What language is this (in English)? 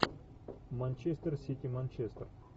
Russian